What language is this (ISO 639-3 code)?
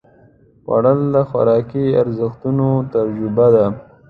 pus